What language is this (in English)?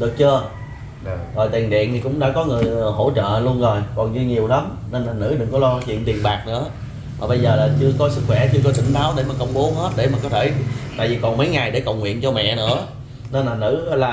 Vietnamese